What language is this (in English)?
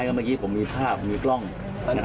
Thai